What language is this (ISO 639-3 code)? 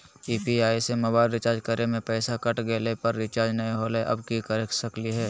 mag